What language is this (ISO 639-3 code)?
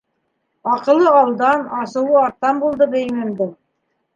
bak